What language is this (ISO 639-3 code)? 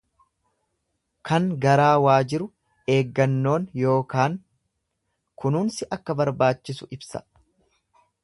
orm